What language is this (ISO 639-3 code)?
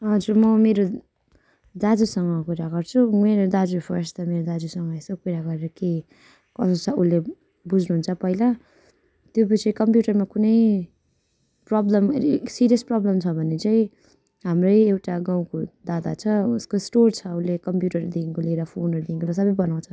nep